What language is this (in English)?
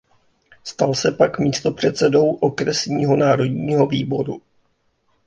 Czech